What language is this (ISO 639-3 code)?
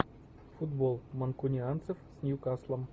rus